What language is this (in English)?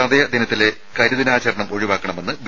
Malayalam